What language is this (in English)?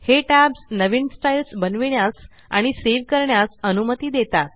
Marathi